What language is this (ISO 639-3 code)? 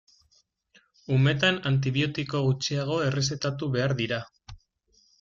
eus